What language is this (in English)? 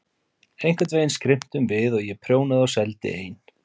Icelandic